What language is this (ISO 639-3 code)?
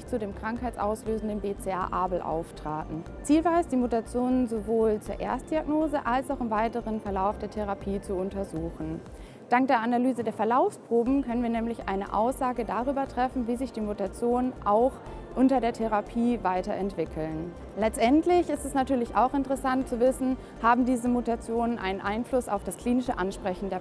deu